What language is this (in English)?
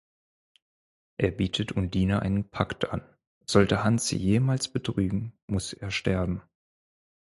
German